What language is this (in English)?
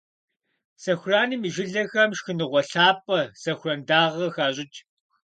Kabardian